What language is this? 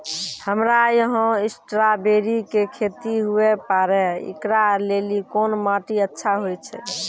Maithili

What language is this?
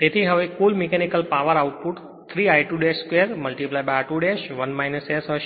Gujarati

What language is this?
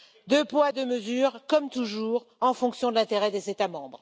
French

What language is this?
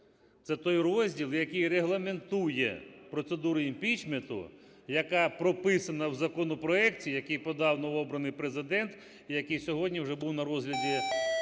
Ukrainian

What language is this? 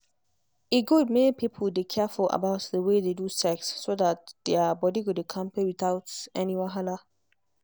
Nigerian Pidgin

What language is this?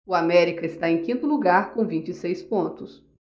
Portuguese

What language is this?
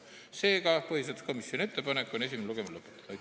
Estonian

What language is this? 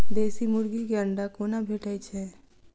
Maithili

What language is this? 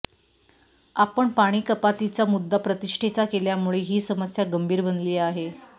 Marathi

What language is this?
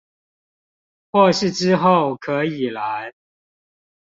Chinese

